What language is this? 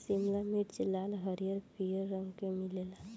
Bhojpuri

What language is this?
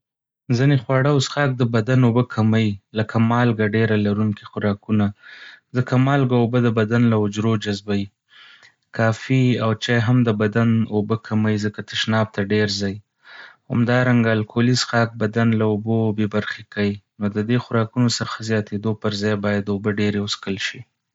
Pashto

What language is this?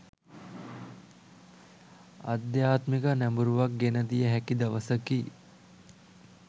Sinhala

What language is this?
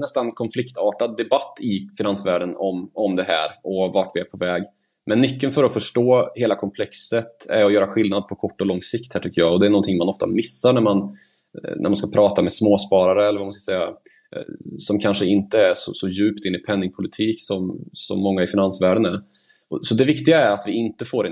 Swedish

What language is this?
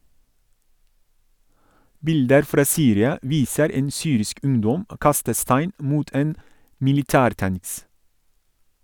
Norwegian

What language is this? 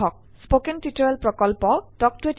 Assamese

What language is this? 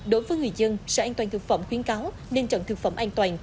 Vietnamese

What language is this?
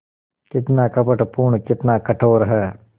Hindi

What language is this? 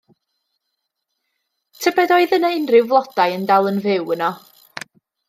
Welsh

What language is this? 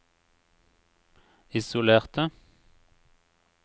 Norwegian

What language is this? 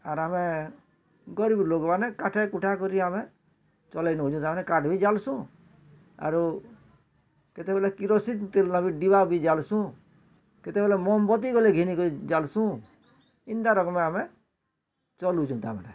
Odia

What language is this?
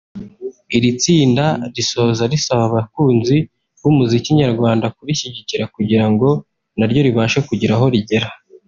Kinyarwanda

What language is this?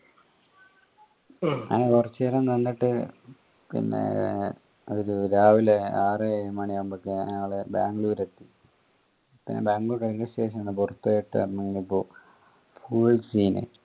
Malayalam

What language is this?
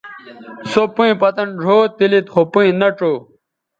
Bateri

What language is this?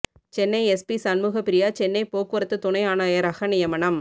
Tamil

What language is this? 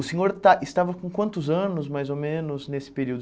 Portuguese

